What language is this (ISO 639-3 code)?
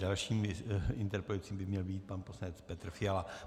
ces